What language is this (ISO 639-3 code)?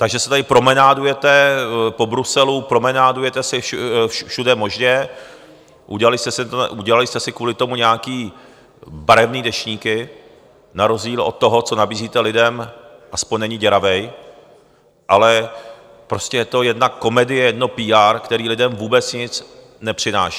ces